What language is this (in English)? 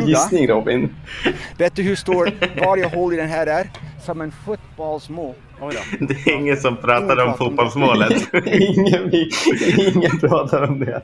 Swedish